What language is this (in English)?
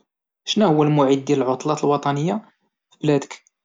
Moroccan Arabic